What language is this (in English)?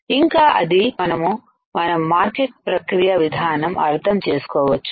Telugu